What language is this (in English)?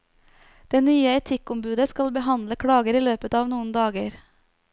Norwegian